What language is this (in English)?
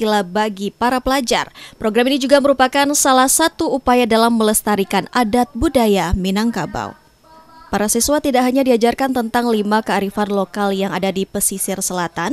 Indonesian